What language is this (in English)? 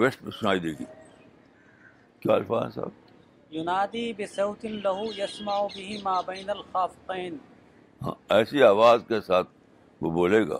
Urdu